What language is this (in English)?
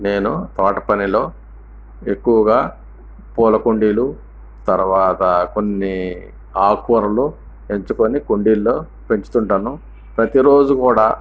Telugu